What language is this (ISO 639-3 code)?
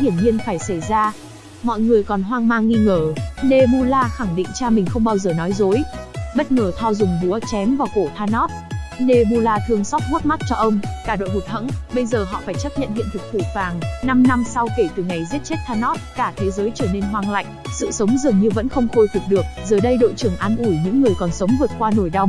vie